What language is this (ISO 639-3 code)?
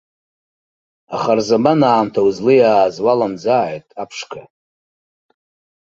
abk